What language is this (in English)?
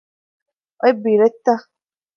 Divehi